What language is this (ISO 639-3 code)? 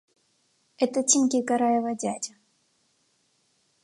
rus